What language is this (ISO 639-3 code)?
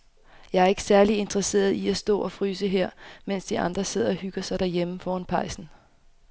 dan